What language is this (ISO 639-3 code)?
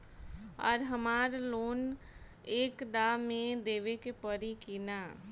bho